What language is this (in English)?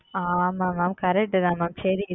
Tamil